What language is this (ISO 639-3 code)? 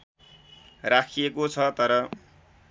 nep